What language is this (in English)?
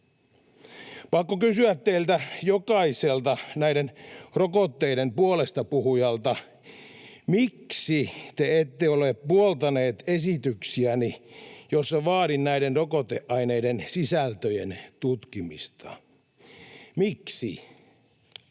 Finnish